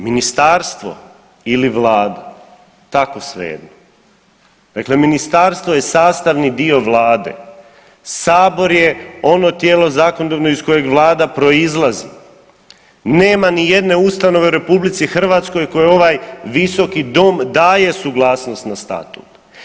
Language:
Croatian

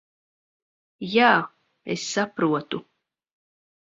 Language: Latvian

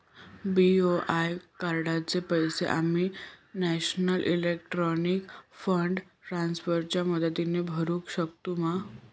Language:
Marathi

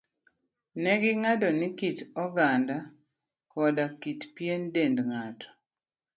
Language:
Luo (Kenya and Tanzania)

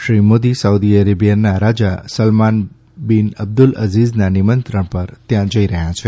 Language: Gujarati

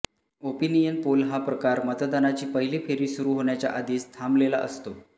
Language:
Marathi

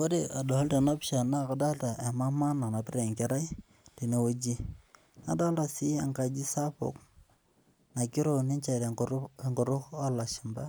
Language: Masai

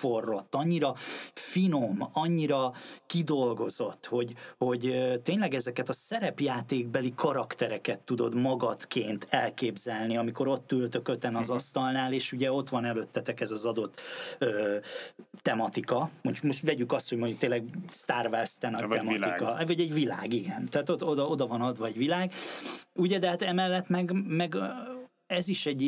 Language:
Hungarian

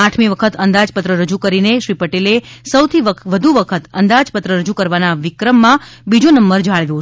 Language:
Gujarati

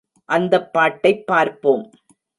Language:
Tamil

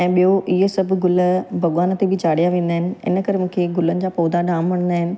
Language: Sindhi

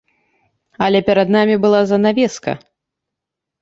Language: Belarusian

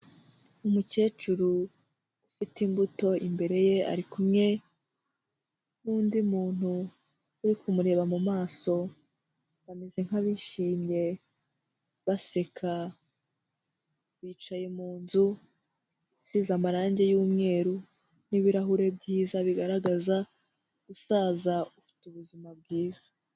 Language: Kinyarwanda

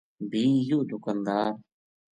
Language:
Gujari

